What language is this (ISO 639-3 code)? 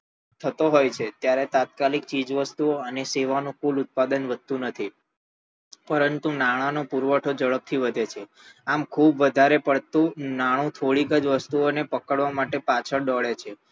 guj